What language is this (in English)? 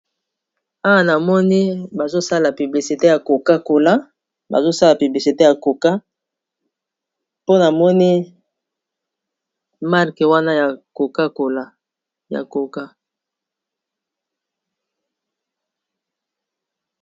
Lingala